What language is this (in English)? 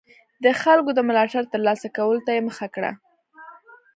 Pashto